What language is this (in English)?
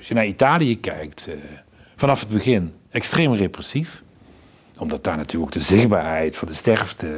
Dutch